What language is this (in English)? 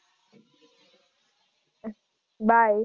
Gujarati